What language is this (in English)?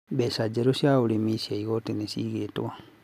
Kikuyu